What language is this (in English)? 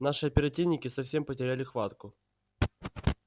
Russian